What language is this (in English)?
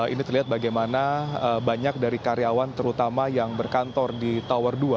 Indonesian